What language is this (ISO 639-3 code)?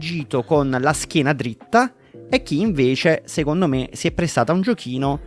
ita